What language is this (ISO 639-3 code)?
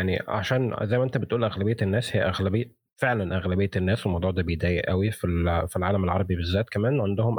ara